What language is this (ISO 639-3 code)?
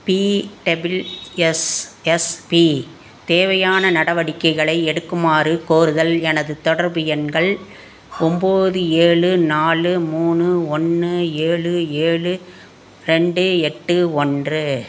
tam